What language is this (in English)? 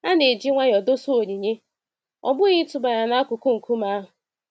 Igbo